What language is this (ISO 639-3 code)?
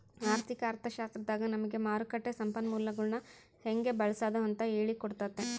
kan